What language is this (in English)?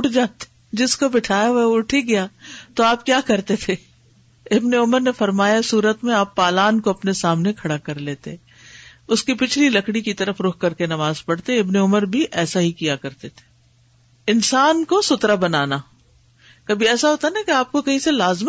Urdu